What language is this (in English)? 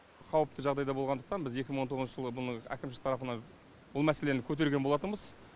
Kazakh